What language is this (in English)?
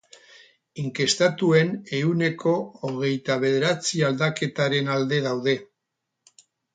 Basque